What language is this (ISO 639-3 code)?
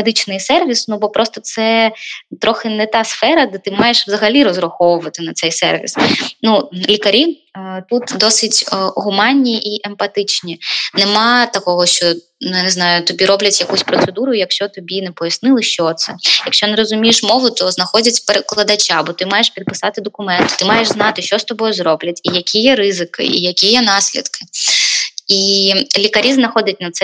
ukr